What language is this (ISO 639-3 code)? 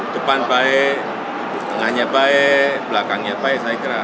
ind